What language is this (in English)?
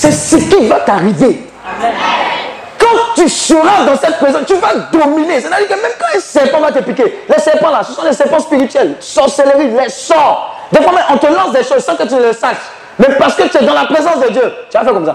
French